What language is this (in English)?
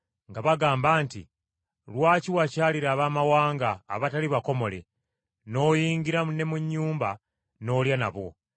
Ganda